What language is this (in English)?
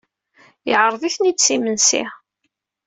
Kabyle